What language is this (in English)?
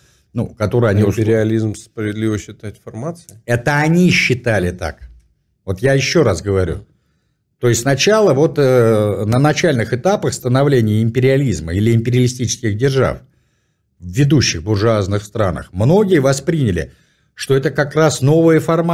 Russian